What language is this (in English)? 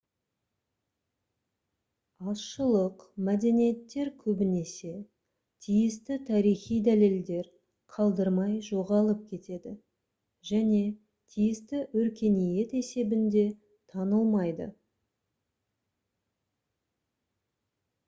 Kazakh